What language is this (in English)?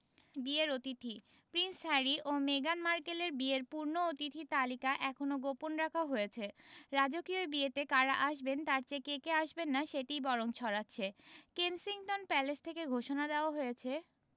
Bangla